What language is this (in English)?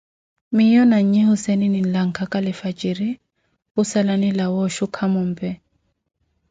Koti